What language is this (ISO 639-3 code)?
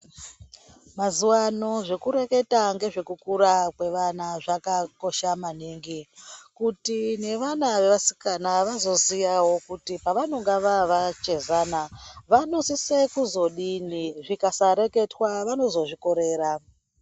ndc